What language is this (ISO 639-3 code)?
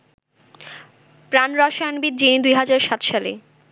ben